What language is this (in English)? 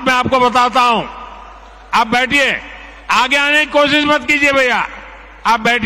Hindi